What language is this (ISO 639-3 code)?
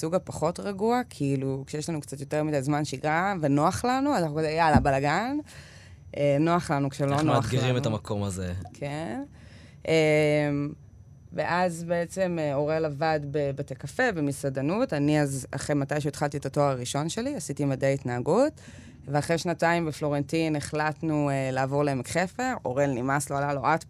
heb